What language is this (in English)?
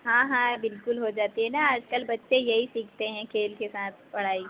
Hindi